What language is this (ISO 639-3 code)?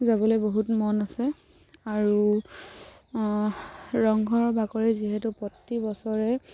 asm